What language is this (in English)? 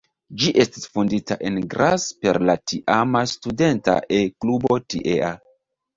Esperanto